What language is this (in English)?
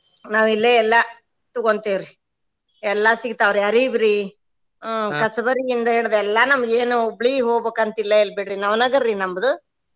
Kannada